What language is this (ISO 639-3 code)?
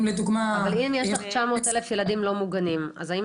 heb